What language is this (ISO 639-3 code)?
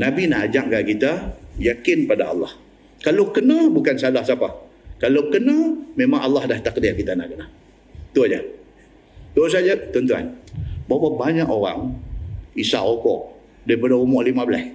msa